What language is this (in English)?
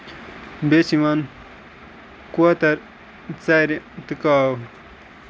Kashmiri